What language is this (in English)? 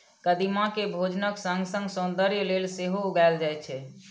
Maithili